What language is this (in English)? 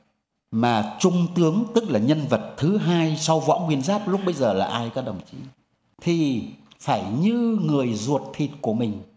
Vietnamese